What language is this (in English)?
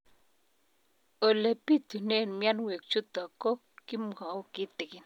Kalenjin